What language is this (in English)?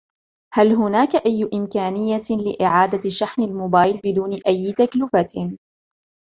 Arabic